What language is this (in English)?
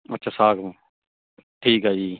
Punjabi